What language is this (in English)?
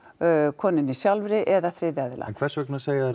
Icelandic